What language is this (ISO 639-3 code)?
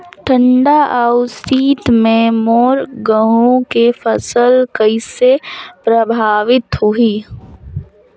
hne